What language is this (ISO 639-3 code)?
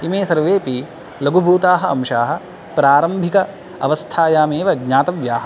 san